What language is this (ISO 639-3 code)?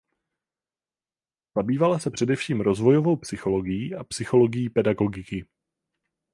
ces